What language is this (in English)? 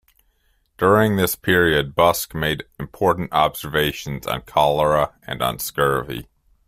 English